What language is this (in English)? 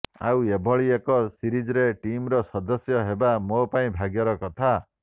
Odia